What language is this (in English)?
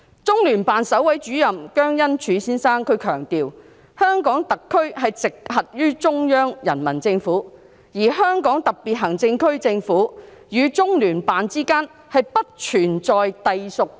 Cantonese